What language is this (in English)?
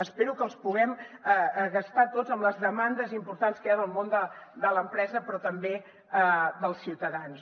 Catalan